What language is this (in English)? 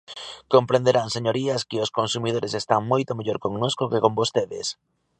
Galician